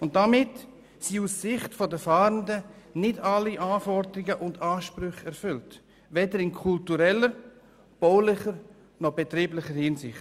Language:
Swiss German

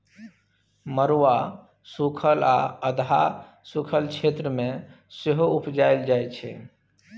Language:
Maithili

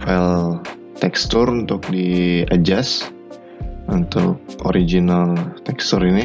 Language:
Indonesian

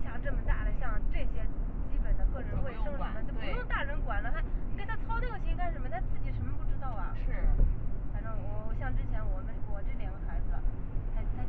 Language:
Chinese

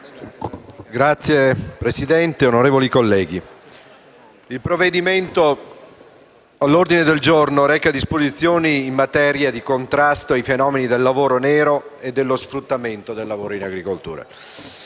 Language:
Italian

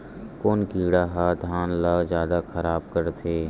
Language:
Chhattisgarhi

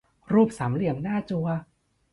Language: Thai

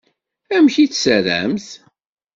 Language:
Kabyle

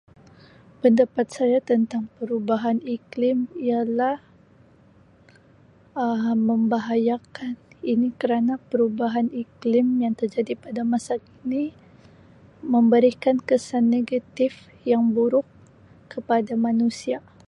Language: Sabah Malay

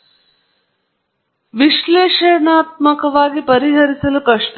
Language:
Kannada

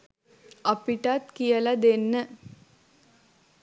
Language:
Sinhala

